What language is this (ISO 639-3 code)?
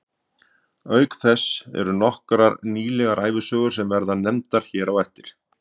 isl